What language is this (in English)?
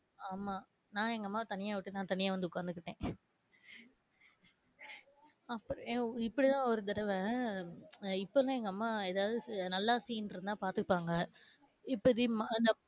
Tamil